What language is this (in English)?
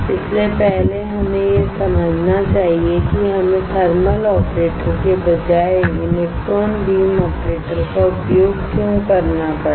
Hindi